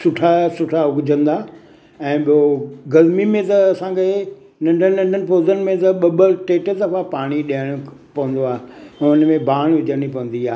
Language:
Sindhi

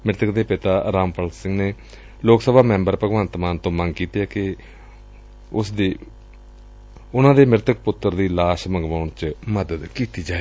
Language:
Punjabi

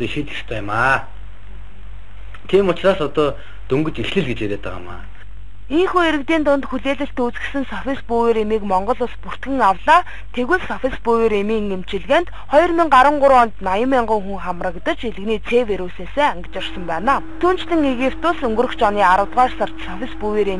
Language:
Romanian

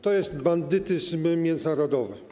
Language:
Polish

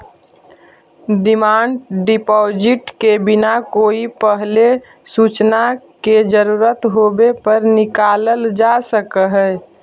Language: Magahi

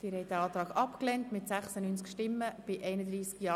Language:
Swiss German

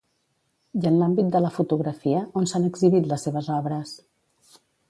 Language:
Catalan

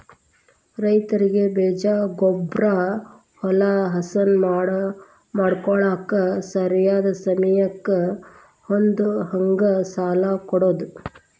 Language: Kannada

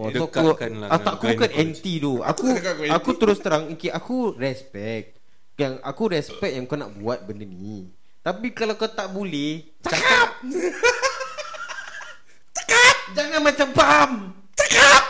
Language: Malay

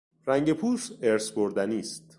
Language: Persian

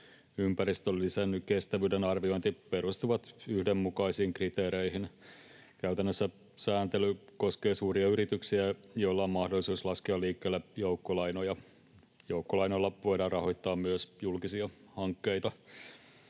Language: Finnish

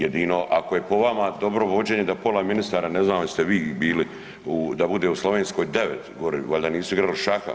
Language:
Croatian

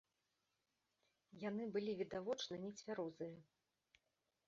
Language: Belarusian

